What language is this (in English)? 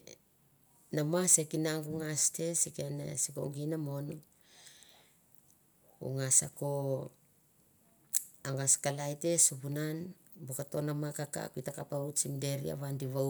Mandara